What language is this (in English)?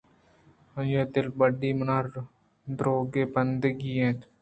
Eastern Balochi